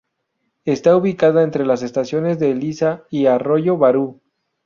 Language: Spanish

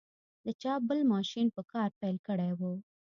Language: Pashto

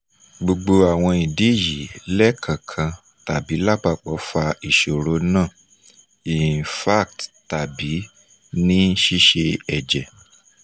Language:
Yoruba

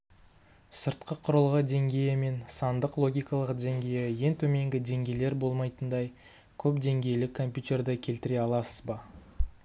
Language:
Kazakh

